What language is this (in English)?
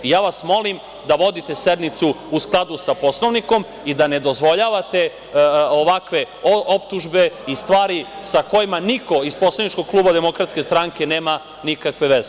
Serbian